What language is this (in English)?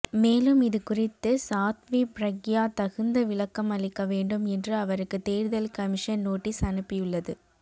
Tamil